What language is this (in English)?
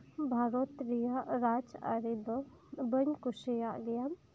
Santali